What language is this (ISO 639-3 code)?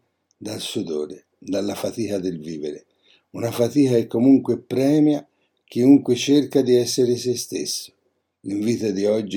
ita